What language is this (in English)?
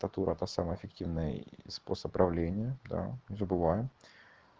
Russian